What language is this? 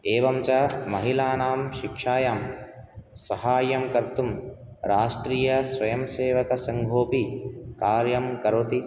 Sanskrit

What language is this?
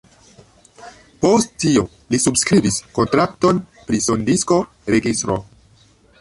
Esperanto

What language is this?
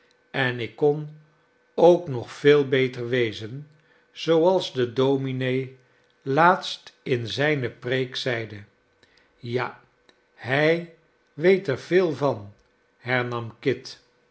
Dutch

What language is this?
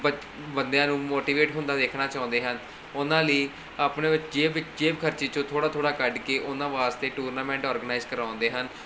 Punjabi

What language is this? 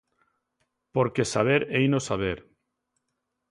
Galician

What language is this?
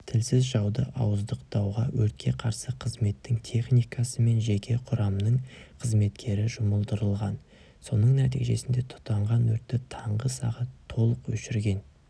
Kazakh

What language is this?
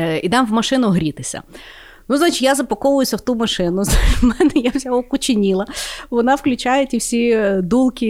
Ukrainian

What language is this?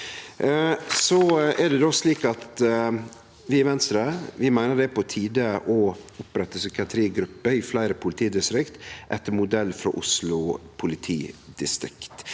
Norwegian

